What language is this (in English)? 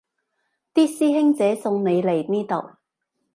Cantonese